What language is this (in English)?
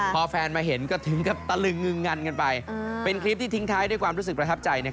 Thai